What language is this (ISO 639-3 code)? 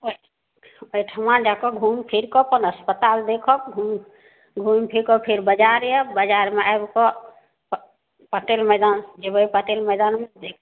mai